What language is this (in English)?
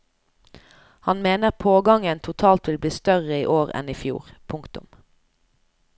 Norwegian